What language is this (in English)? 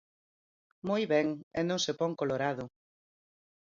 Galician